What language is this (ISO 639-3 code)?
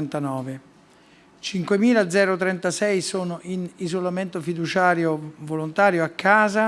ita